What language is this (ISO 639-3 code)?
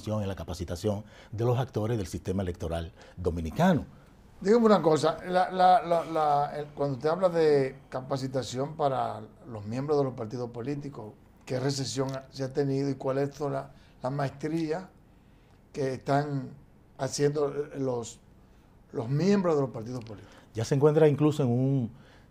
spa